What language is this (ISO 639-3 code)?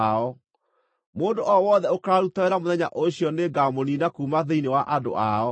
kik